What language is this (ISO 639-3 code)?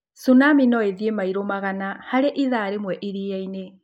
kik